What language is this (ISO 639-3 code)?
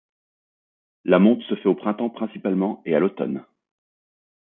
fra